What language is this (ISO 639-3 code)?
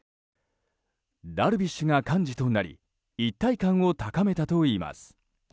jpn